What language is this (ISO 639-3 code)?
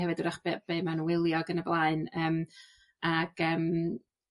cym